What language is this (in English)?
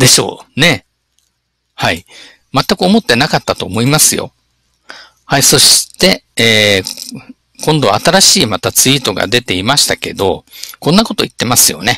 Japanese